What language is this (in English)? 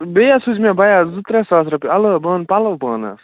Kashmiri